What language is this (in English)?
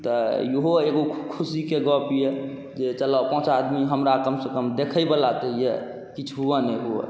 Maithili